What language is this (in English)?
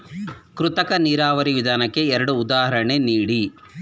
Kannada